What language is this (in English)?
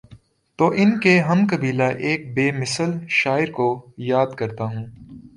Urdu